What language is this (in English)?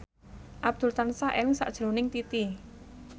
Javanese